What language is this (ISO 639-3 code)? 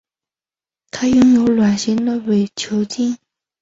zho